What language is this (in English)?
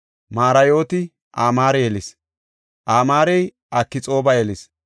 Gofa